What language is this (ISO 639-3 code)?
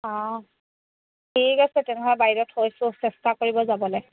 asm